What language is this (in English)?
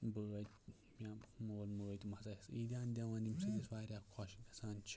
Kashmiri